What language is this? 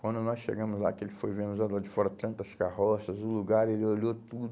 Portuguese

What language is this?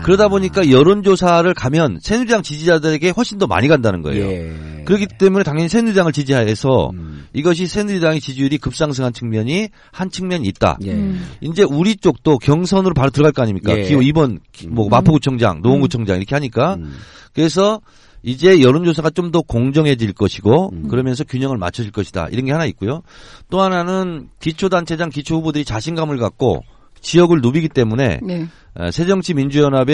Korean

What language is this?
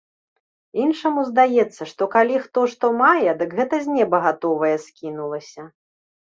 Belarusian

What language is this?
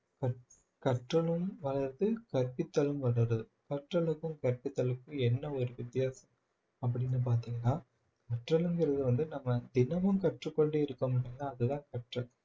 Tamil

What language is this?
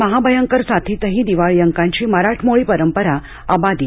Marathi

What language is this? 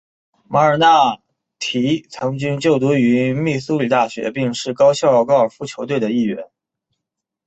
Chinese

